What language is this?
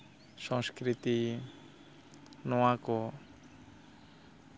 Santali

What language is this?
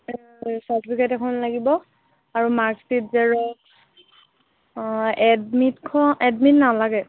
Assamese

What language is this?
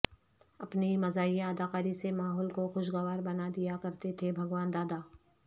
Urdu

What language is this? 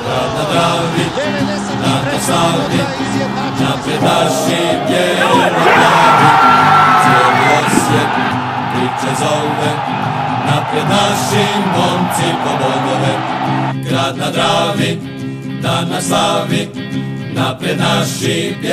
Croatian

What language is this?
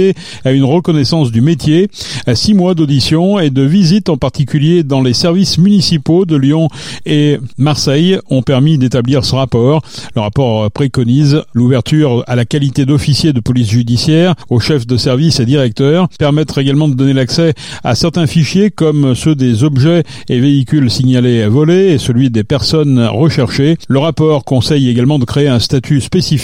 French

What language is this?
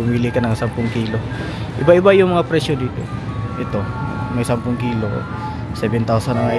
Filipino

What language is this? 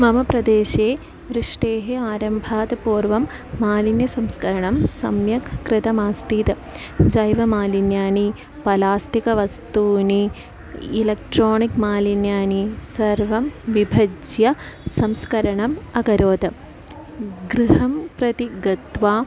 Sanskrit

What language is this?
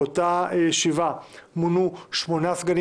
Hebrew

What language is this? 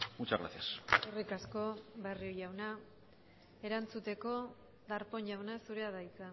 Basque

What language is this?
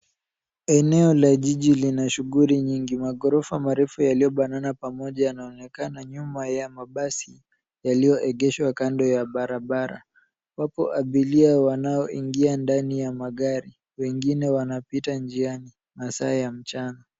Swahili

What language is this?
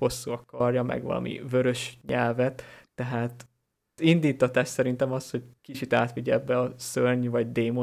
Hungarian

